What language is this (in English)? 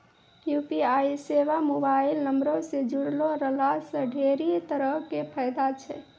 Maithili